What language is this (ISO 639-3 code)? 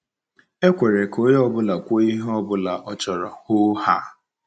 ibo